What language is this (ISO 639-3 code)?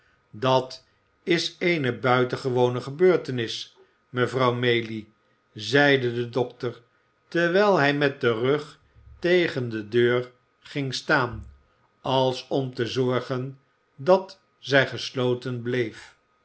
nld